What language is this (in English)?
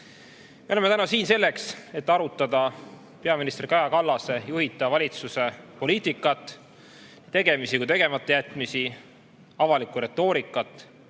Estonian